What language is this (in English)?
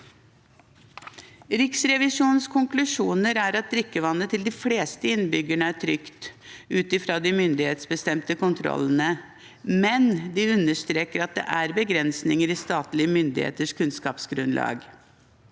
Norwegian